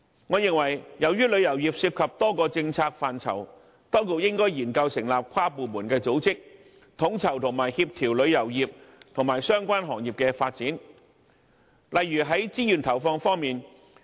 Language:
Cantonese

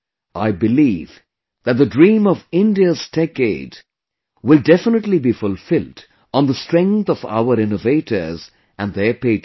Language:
English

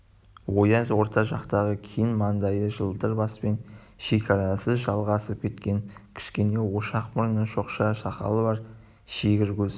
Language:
Kazakh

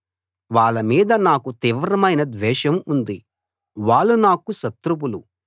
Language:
Telugu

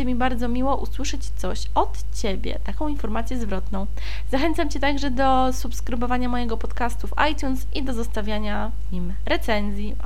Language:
Polish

